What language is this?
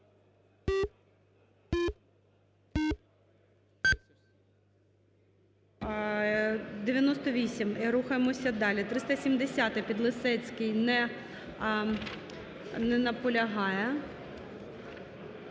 Ukrainian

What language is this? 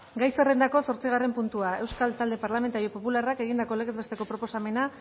Basque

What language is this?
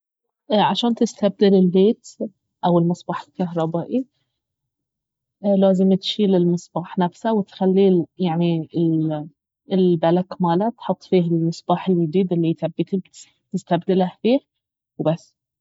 Baharna Arabic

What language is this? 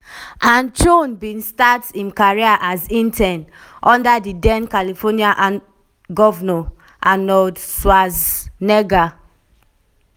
Nigerian Pidgin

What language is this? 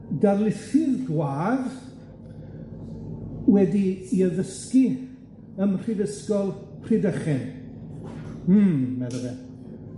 Welsh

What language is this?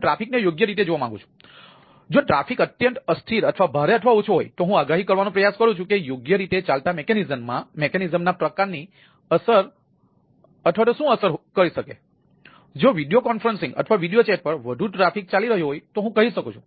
Gujarati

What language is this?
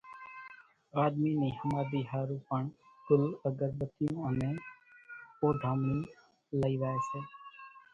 Kachi Koli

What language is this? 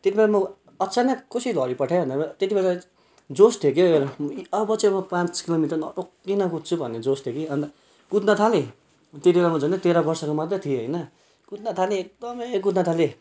Nepali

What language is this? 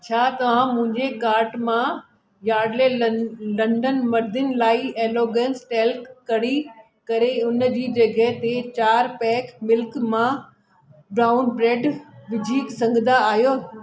Sindhi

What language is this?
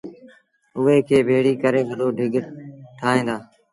Sindhi Bhil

